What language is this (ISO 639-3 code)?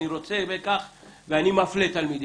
heb